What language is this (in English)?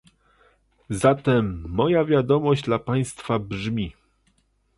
Polish